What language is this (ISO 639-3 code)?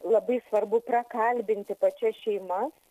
lit